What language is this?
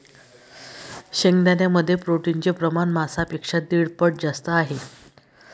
Marathi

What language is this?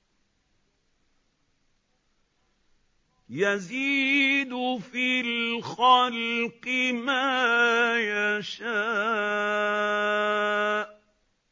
Arabic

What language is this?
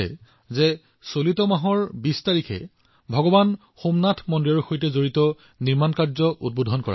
Assamese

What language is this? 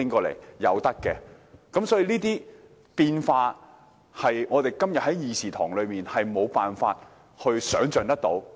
Cantonese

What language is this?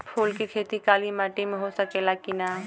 Bhojpuri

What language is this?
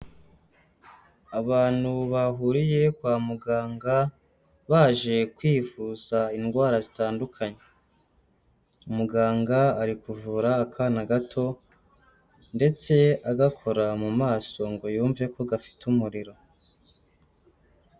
Kinyarwanda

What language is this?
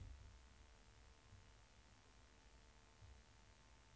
Swedish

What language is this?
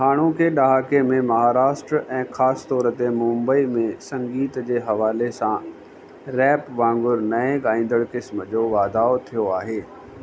Sindhi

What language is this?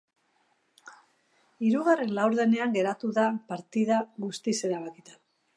Basque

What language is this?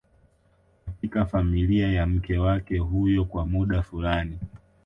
Swahili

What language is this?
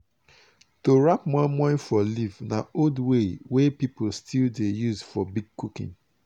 Nigerian Pidgin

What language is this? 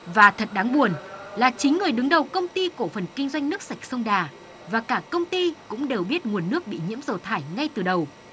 Vietnamese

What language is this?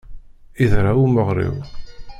Kabyle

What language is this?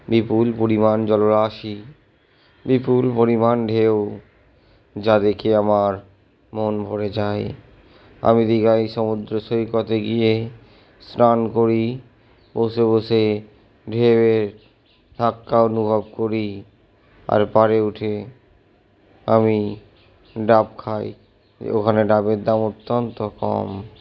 Bangla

